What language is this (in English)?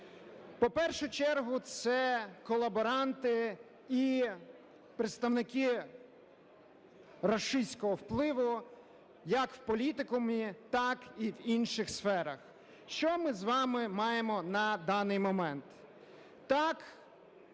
Ukrainian